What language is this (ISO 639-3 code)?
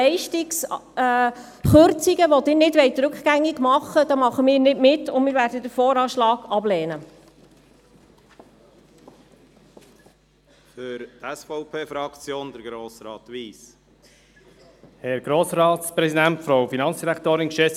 gsw